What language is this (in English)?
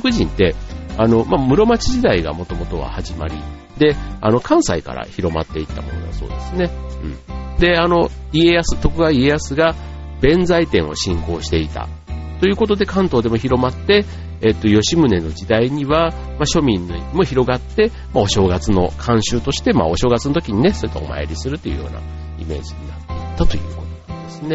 Japanese